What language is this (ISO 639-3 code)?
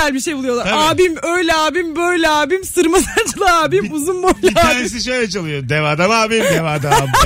tur